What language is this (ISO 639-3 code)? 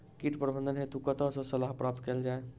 mai